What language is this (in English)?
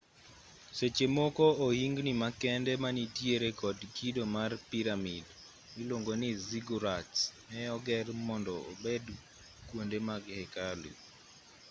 Luo (Kenya and Tanzania)